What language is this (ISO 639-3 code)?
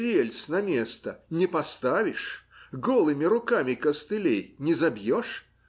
rus